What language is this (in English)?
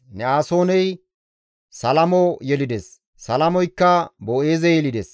Gamo